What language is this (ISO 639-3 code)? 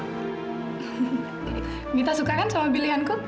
ind